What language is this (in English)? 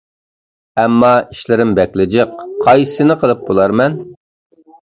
Uyghur